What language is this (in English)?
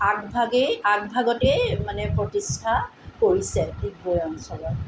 Assamese